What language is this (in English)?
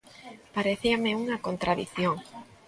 Galician